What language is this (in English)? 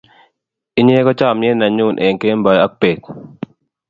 Kalenjin